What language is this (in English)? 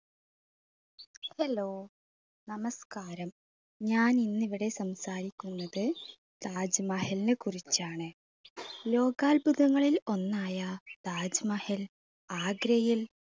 Malayalam